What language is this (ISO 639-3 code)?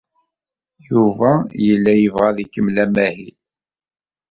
kab